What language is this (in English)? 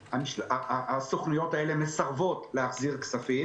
Hebrew